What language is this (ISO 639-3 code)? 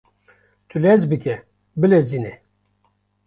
kur